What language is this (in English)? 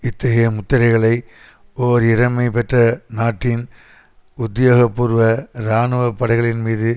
Tamil